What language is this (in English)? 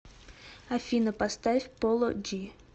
Russian